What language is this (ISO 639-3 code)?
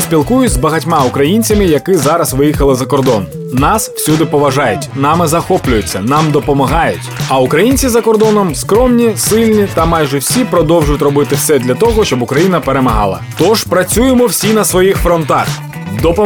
ukr